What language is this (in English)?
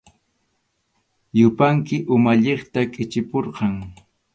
Arequipa-La Unión Quechua